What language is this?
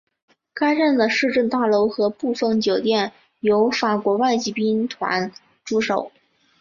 Chinese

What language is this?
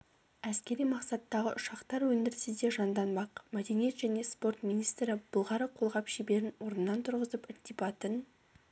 Kazakh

